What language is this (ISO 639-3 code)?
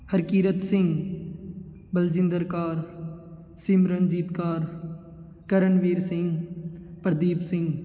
pan